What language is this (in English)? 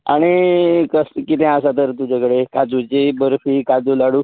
Konkani